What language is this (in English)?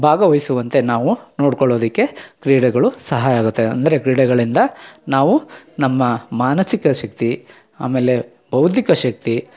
Kannada